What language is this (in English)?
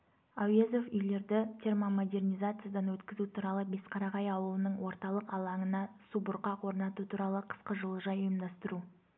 Kazakh